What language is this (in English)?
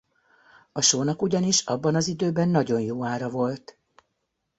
Hungarian